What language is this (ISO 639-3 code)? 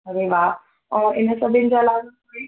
snd